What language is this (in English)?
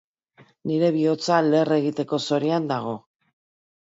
Basque